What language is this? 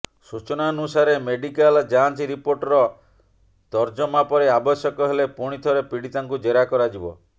Odia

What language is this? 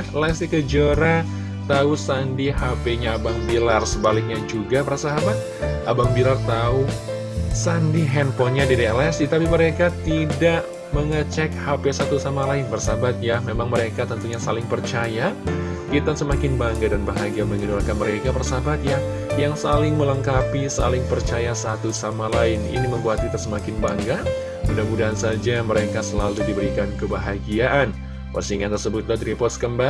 Indonesian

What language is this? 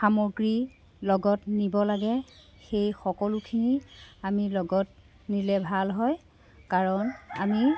Assamese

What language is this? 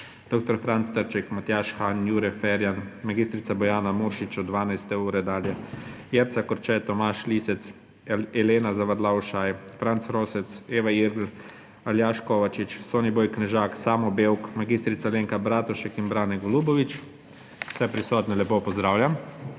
Slovenian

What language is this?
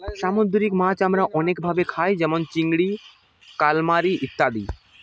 Bangla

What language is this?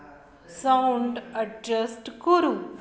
Sanskrit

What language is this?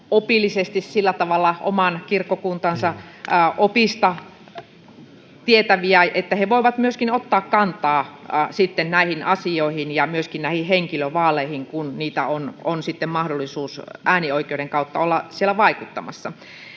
Finnish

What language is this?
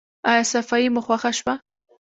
Pashto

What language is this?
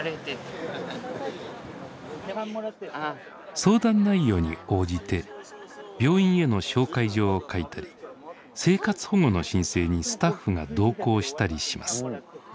Japanese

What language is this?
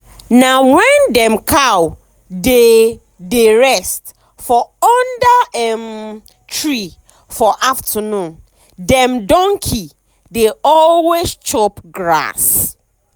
Nigerian Pidgin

